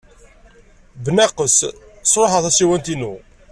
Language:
Kabyle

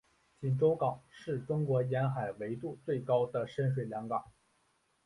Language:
Chinese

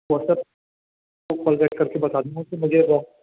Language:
Urdu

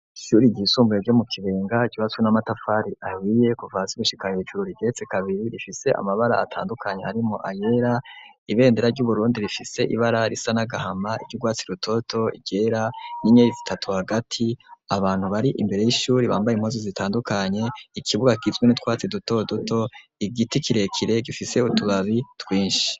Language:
Rundi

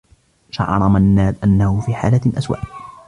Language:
Arabic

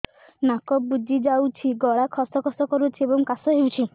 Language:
Odia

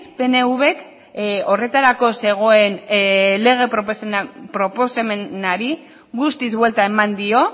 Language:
Basque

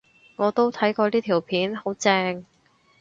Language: Cantonese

